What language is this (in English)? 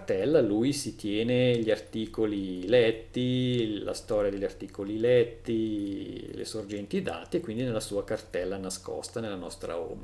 Italian